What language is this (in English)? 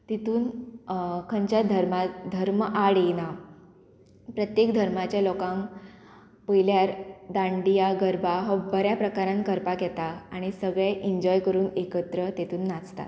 Konkani